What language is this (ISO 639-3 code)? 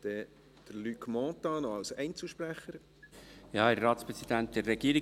gsw